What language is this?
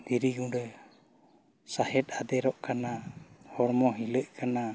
Santali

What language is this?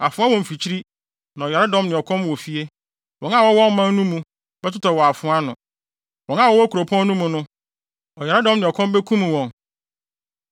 Akan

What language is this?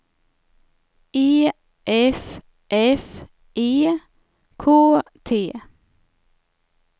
Swedish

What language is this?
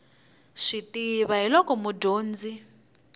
Tsonga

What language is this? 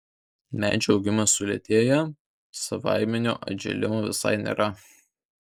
Lithuanian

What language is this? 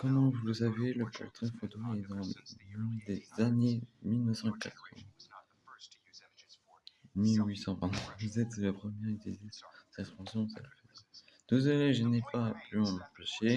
French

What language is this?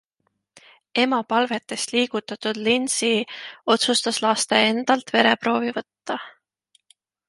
Estonian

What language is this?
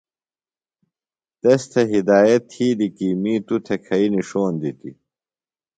Phalura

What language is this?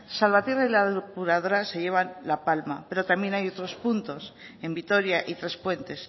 Spanish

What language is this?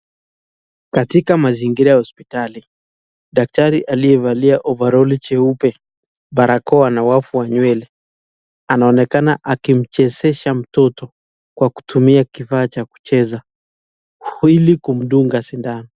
Swahili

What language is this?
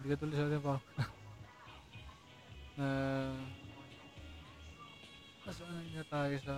Filipino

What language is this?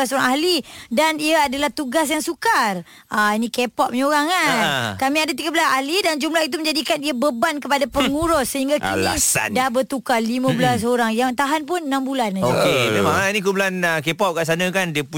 Malay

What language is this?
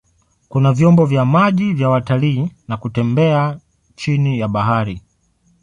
Swahili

